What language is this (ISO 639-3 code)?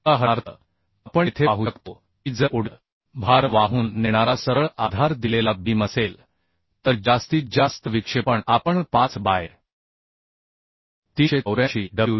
mar